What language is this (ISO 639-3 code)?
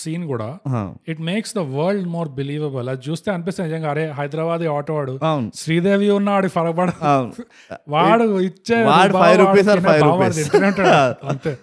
tel